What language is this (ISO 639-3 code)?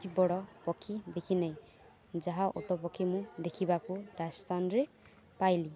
ori